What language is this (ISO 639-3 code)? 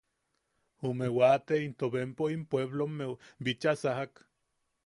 yaq